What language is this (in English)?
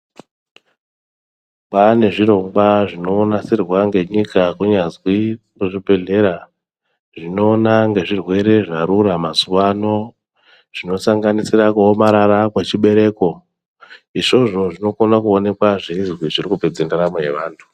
Ndau